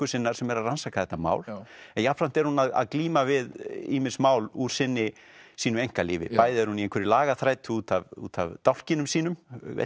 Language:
Icelandic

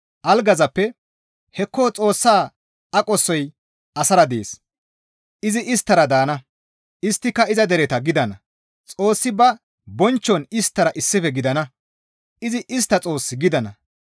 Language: Gamo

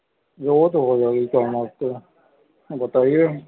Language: Urdu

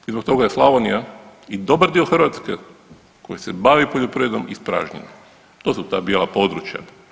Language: Croatian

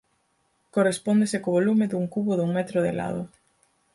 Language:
Galician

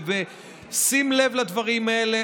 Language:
Hebrew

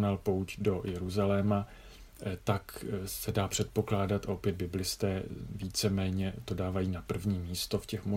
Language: Czech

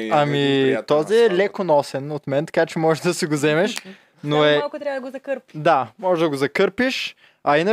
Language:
Bulgarian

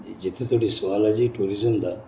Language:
Dogri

